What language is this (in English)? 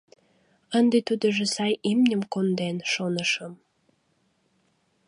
Mari